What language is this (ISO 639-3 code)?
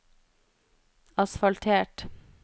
nor